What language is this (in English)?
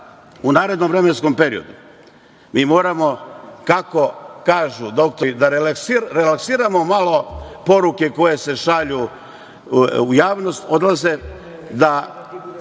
Serbian